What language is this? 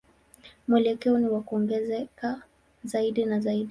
Swahili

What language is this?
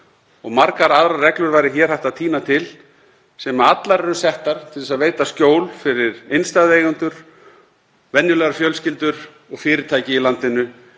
Icelandic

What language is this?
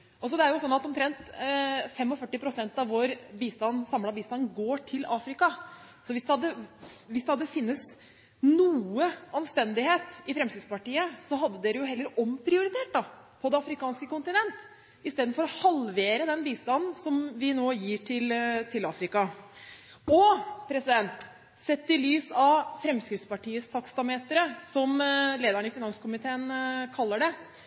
Norwegian Bokmål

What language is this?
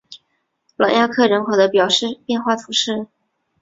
Chinese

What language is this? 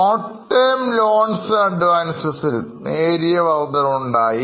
Malayalam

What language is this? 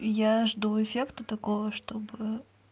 Russian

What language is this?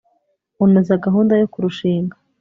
Kinyarwanda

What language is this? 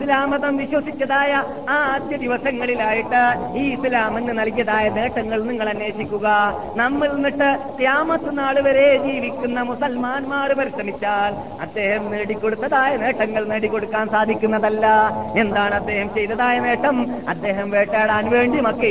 Malayalam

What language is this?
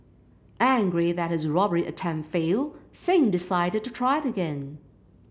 English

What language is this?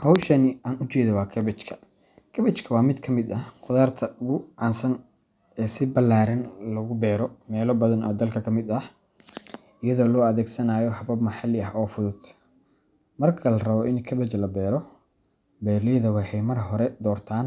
Somali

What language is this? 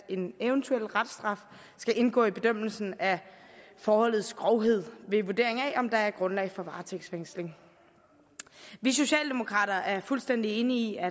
Danish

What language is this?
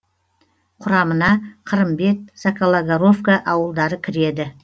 Kazakh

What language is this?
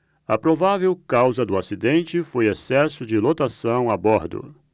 Portuguese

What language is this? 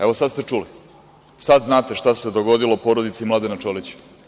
Serbian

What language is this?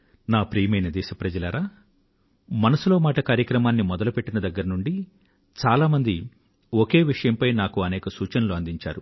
Telugu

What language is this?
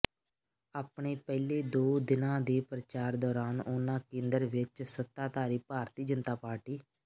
Punjabi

